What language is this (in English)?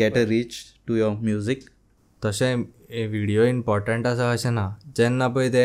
Hindi